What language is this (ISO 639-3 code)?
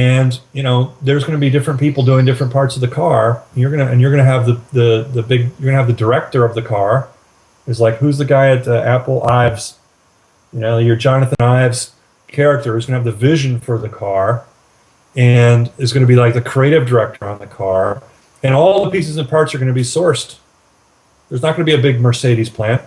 eng